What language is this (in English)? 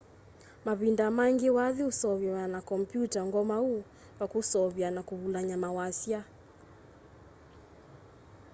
Kamba